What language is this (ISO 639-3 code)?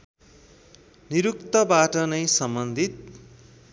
nep